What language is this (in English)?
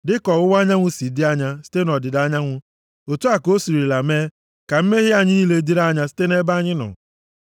Igbo